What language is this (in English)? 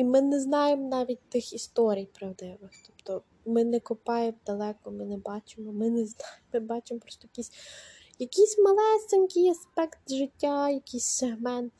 Ukrainian